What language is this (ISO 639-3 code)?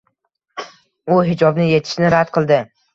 uzb